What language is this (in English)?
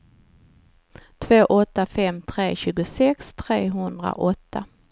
Swedish